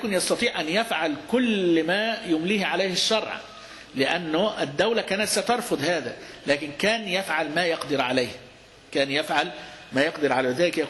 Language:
Arabic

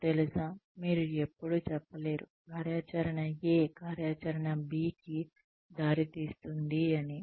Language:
Telugu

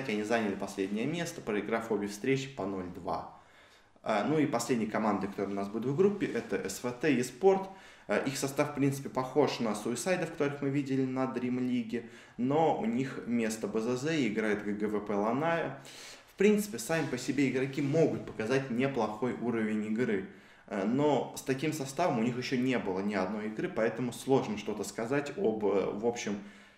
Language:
Russian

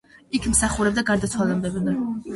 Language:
Georgian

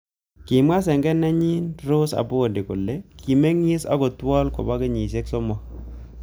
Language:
Kalenjin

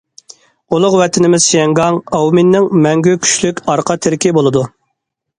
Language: Uyghur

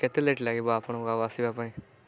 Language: Odia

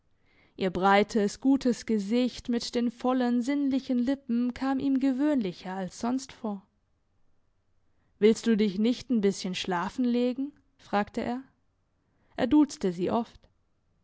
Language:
German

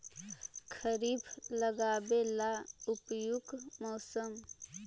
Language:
Magahi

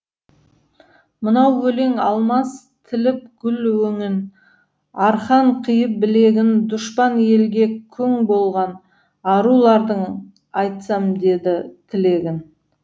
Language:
Kazakh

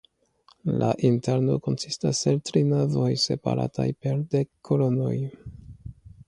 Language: Esperanto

